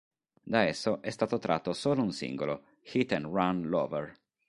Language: Italian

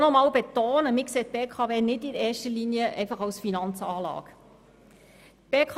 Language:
Swiss German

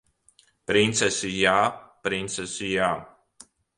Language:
Latvian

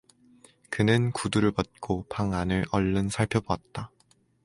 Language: Korean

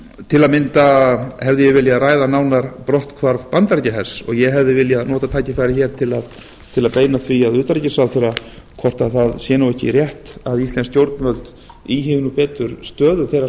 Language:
Icelandic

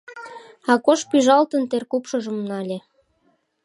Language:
Mari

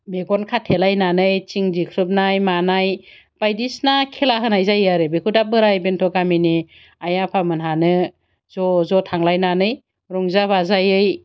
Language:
Bodo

